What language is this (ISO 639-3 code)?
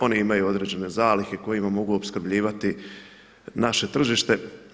hrv